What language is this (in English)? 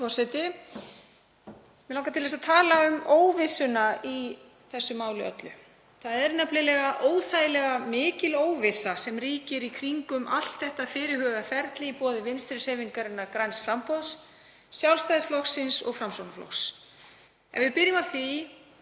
Icelandic